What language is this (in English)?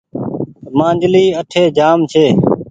Goaria